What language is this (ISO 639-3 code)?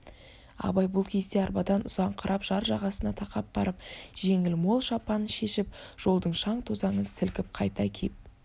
kaz